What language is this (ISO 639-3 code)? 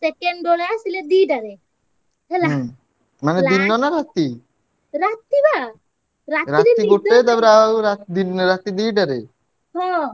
ori